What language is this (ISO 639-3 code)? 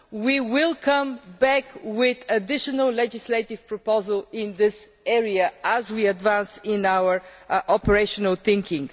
eng